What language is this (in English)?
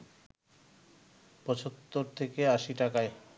Bangla